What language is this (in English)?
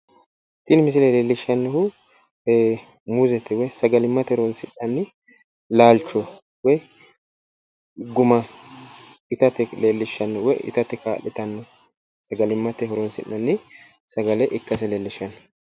Sidamo